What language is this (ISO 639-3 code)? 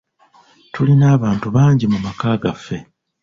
lug